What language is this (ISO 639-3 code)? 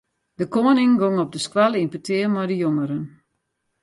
fry